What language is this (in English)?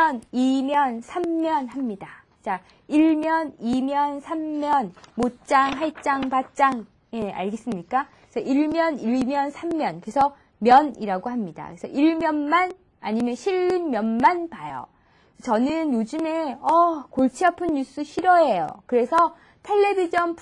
Korean